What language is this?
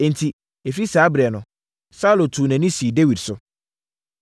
Akan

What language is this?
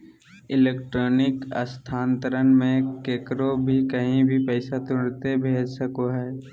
Magahi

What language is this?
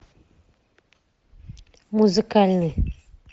Russian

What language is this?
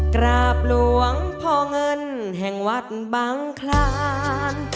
Thai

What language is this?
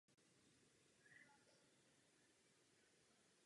Czech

